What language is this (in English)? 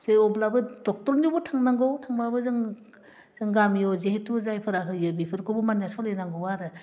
Bodo